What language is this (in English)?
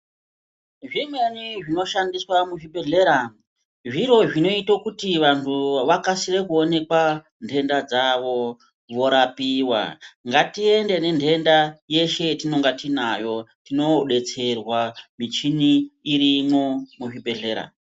Ndau